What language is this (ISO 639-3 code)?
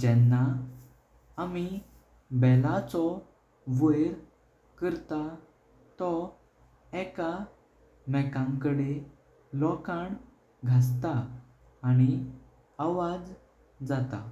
kok